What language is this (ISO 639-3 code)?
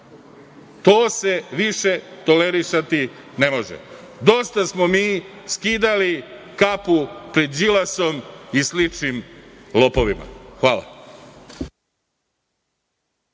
srp